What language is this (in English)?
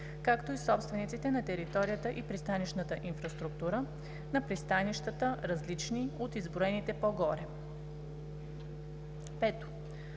Bulgarian